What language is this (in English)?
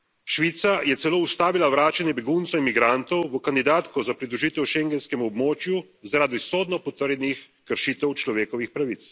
Slovenian